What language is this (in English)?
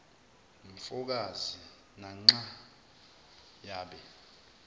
Zulu